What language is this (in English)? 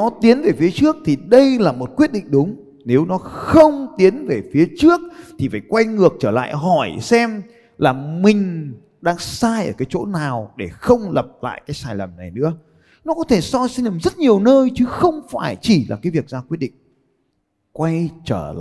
Vietnamese